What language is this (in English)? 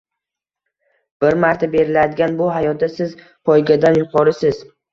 Uzbek